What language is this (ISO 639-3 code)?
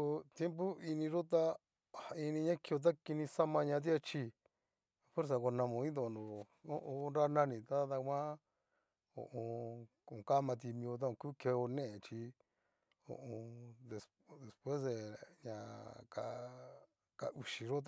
miu